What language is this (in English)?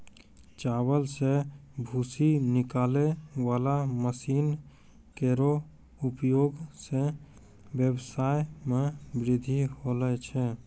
Maithili